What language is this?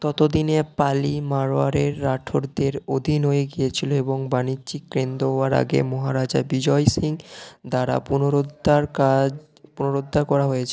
Bangla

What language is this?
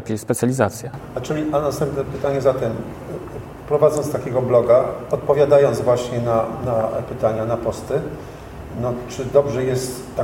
Polish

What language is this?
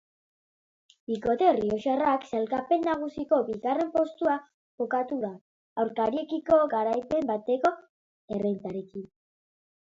Basque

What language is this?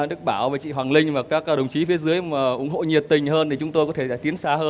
Vietnamese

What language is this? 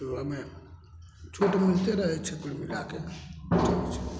Maithili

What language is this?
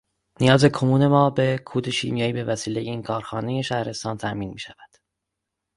Persian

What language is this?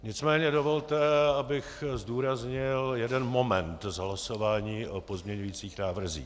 Czech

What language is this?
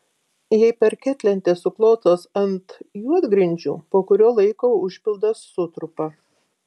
Lithuanian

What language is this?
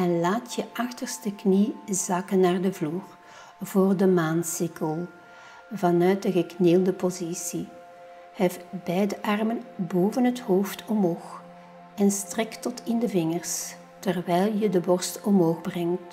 Dutch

